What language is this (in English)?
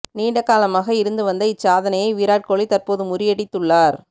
Tamil